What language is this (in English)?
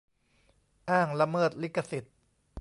Thai